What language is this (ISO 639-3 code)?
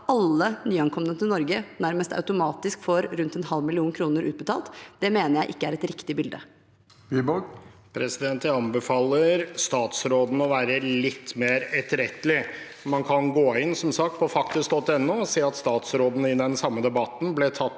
nor